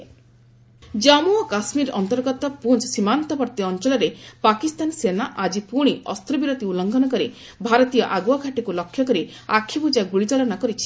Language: Odia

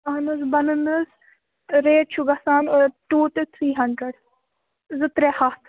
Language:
Kashmiri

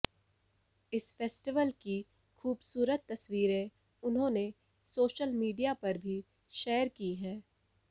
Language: Hindi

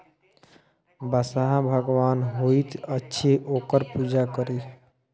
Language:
Maithili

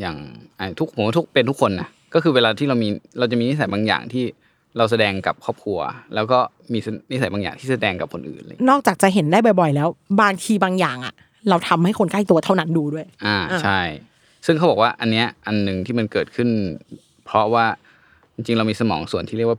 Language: Thai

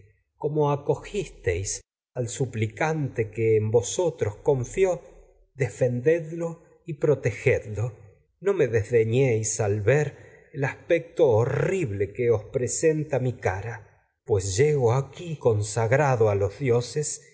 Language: Spanish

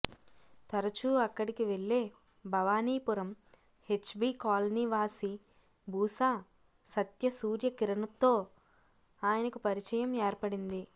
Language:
Telugu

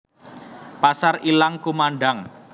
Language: Javanese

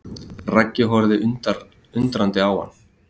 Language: Icelandic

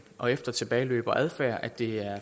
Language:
Danish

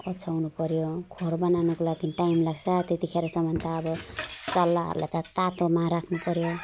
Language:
Nepali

